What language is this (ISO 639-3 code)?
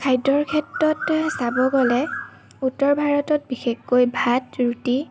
asm